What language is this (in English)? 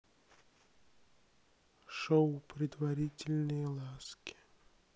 Russian